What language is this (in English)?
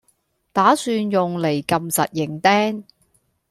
Cantonese